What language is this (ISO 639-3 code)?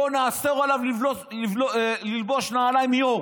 heb